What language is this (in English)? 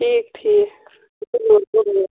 Kashmiri